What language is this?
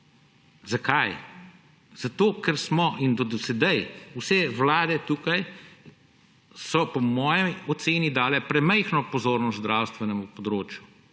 Slovenian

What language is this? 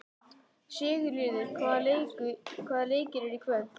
Icelandic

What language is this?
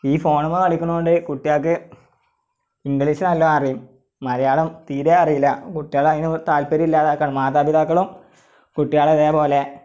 Malayalam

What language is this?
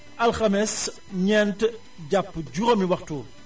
Wolof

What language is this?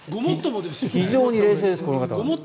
Japanese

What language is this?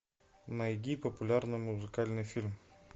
Russian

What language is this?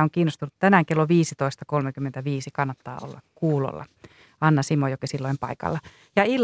Finnish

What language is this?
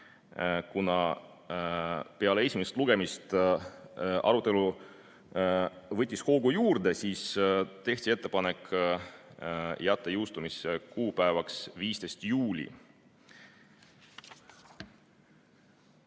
Estonian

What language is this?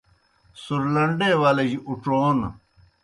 Kohistani Shina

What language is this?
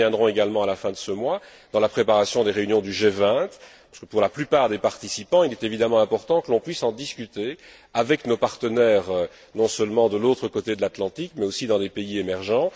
French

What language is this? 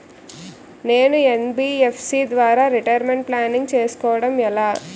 Telugu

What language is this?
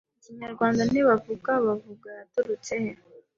Kinyarwanda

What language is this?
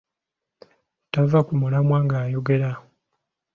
Ganda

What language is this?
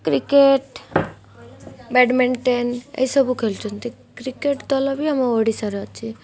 Odia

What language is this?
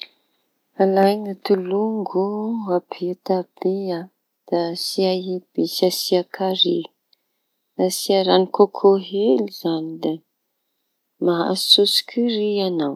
Tanosy Malagasy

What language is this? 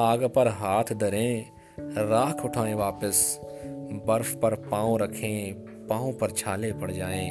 Urdu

